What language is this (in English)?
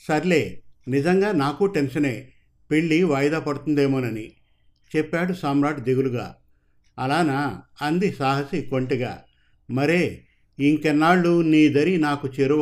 Telugu